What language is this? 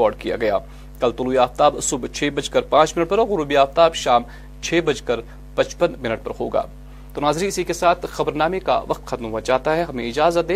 Urdu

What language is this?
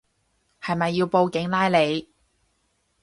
Cantonese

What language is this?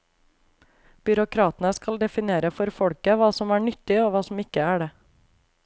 Norwegian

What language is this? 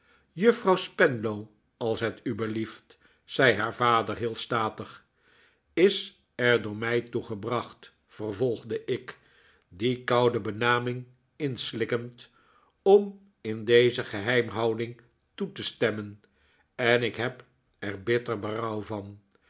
Dutch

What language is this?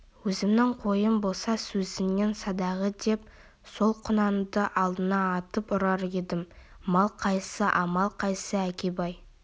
Kazakh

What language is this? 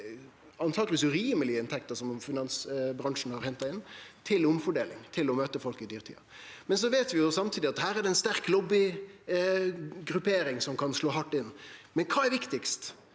Norwegian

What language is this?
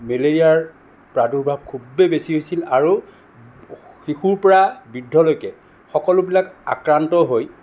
Assamese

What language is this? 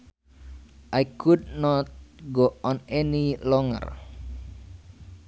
Sundanese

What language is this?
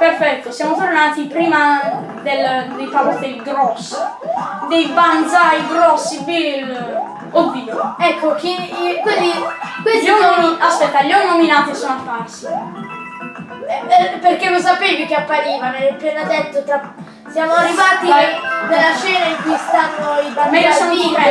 Italian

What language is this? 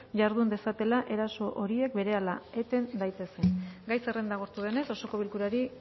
Basque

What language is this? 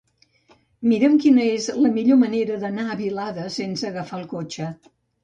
Catalan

